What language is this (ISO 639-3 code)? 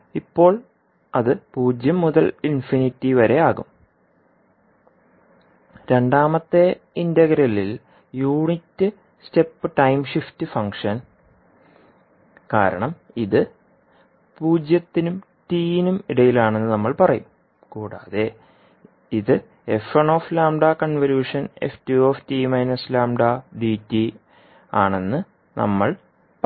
mal